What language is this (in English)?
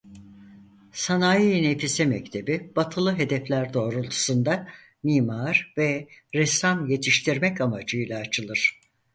Turkish